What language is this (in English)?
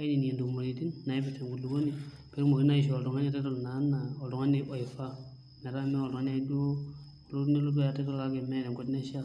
Masai